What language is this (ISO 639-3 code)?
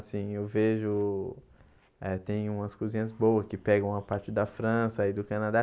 por